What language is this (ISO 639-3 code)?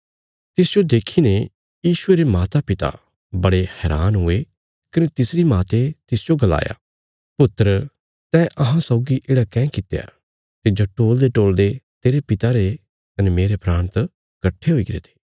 kfs